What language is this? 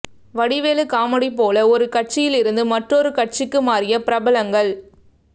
Tamil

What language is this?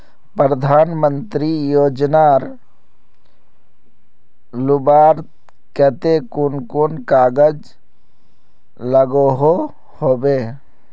Magahi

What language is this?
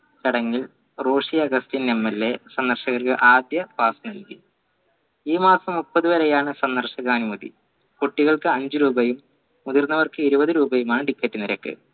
Malayalam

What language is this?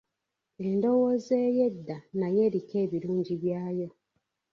Ganda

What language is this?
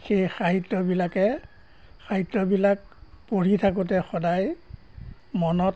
Assamese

